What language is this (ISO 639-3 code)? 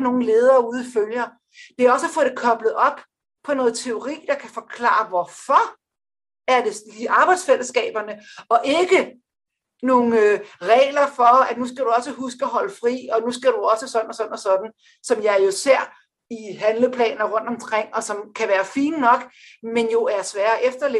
dan